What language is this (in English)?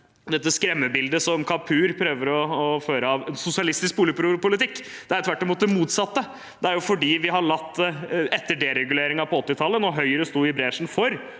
Norwegian